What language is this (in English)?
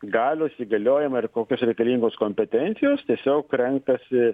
Lithuanian